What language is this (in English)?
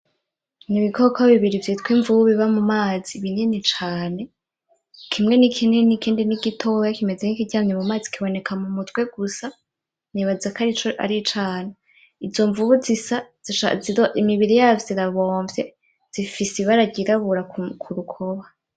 Rundi